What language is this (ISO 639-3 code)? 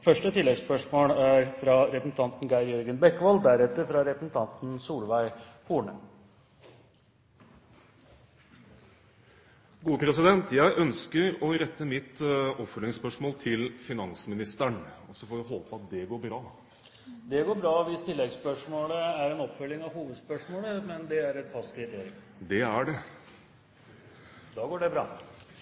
nor